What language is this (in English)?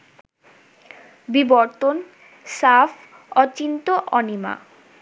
Bangla